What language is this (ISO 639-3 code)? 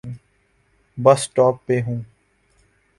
urd